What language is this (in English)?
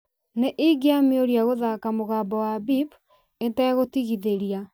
Kikuyu